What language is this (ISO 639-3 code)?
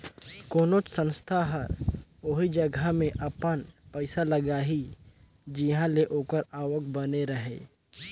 hne